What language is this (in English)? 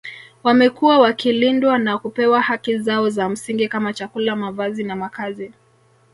Swahili